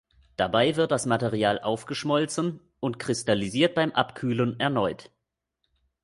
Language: German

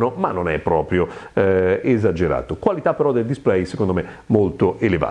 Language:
Italian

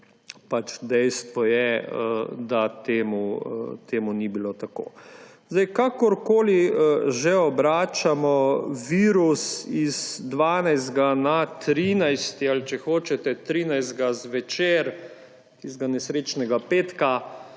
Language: Slovenian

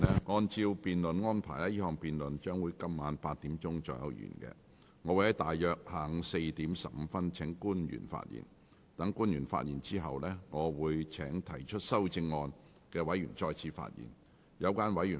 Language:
Cantonese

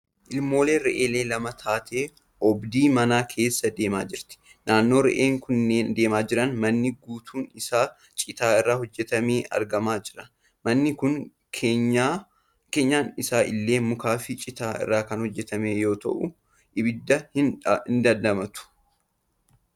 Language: Oromo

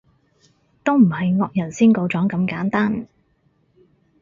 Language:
Cantonese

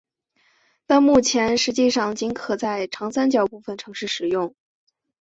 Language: Chinese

